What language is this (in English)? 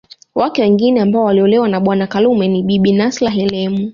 Swahili